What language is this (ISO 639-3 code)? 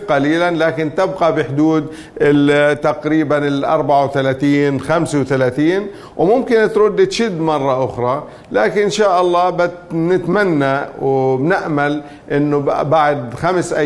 ara